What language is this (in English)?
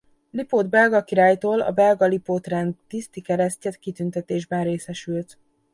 Hungarian